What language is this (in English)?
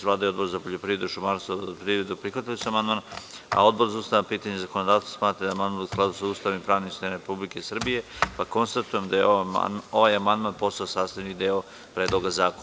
Serbian